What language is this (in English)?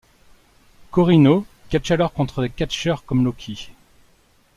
French